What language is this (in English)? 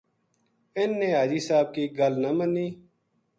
Gujari